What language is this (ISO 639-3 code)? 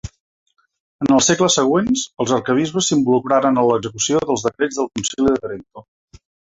cat